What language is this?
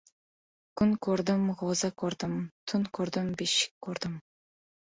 Uzbek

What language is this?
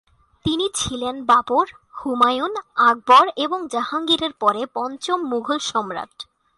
Bangla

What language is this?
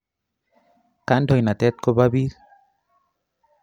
Kalenjin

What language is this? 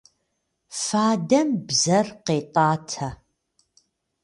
Kabardian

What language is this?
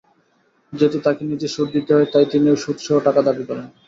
Bangla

